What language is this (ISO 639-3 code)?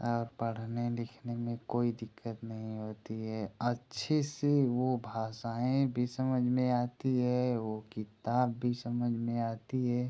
hin